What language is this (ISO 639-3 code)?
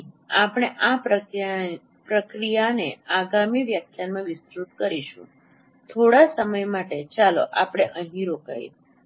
guj